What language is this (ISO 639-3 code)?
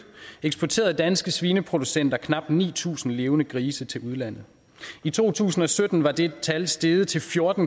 dan